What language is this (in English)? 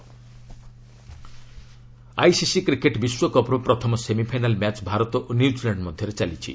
Odia